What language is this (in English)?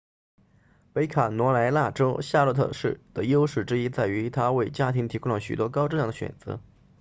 Chinese